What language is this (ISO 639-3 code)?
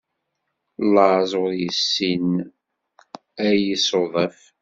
kab